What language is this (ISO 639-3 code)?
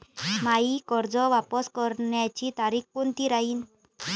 mar